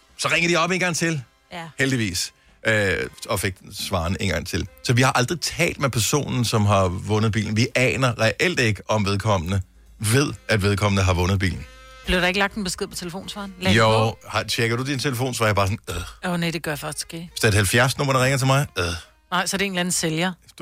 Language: Danish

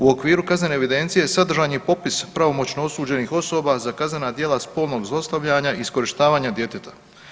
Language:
Croatian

